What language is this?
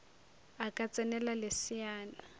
Northern Sotho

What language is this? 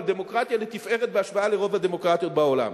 Hebrew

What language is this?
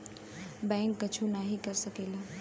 Bhojpuri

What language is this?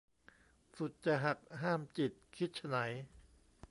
Thai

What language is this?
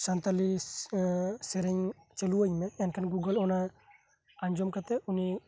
Santali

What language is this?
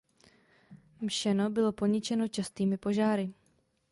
Czech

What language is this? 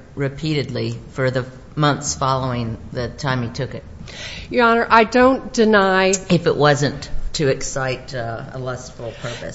English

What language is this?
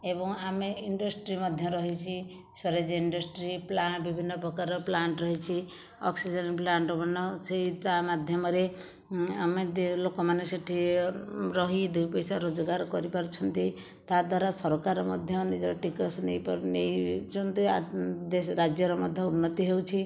Odia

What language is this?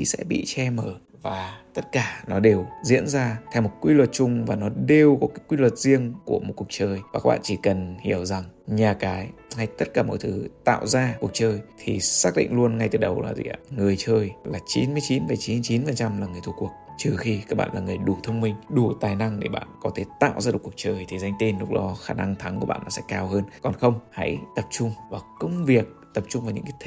Vietnamese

